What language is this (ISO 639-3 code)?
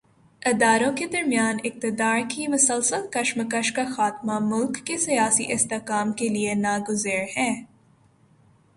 urd